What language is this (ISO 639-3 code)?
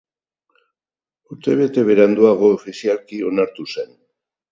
eus